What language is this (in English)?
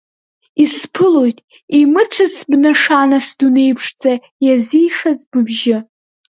Abkhazian